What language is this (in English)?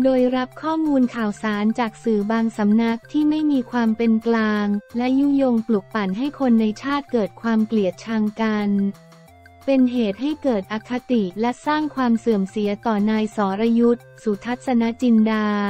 Thai